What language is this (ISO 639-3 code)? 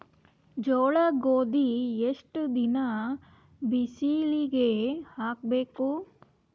kan